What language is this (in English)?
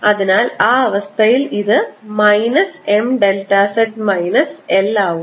Malayalam